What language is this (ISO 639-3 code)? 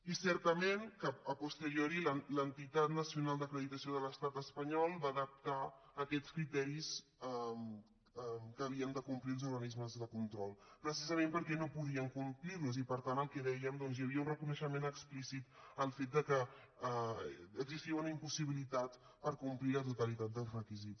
cat